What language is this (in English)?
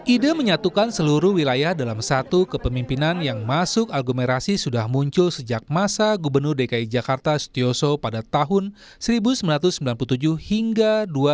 Indonesian